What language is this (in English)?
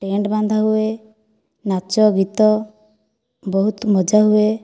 Odia